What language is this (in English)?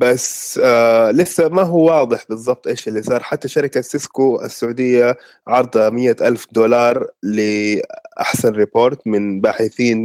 Arabic